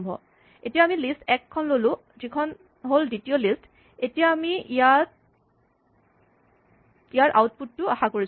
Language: Assamese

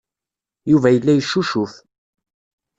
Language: Kabyle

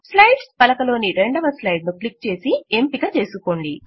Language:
Telugu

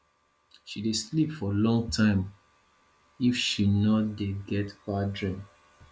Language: Nigerian Pidgin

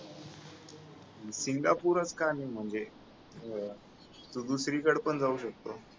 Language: Marathi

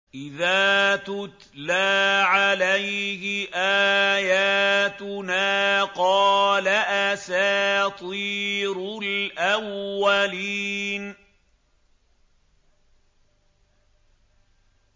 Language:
Arabic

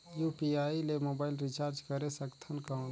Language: Chhattisgarhi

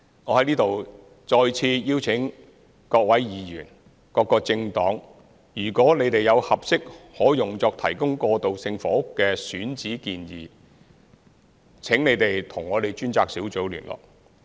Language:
Cantonese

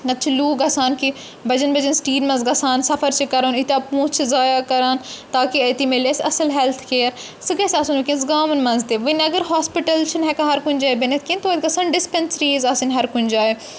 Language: Kashmiri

